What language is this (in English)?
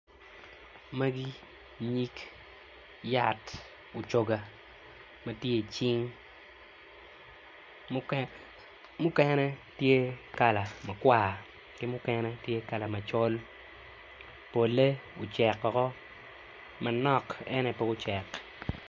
Acoli